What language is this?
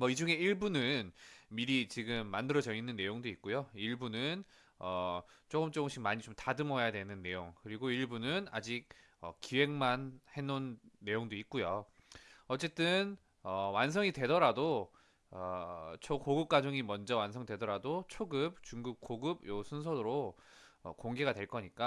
Korean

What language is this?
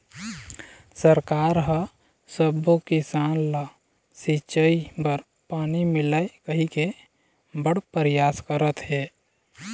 Chhattisgarhi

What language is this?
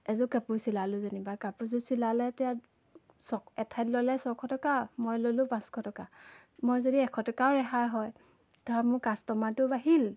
Assamese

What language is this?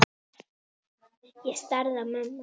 Icelandic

